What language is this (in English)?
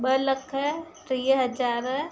Sindhi